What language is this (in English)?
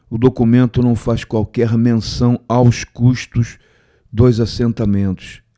Portuguese